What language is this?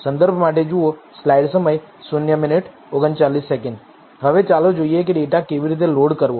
Gujarati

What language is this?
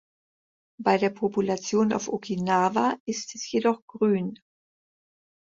German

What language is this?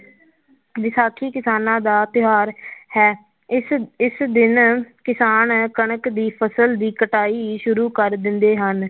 Punjabi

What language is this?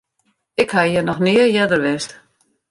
Western Frisian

